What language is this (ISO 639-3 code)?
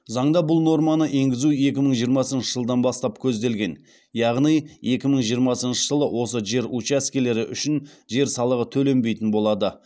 kaz